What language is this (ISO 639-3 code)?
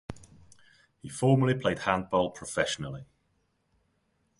eng